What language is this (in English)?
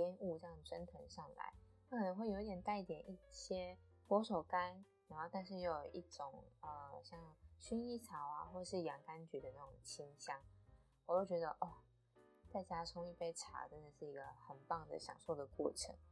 Chinese